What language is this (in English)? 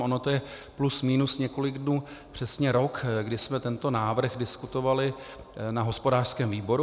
Czech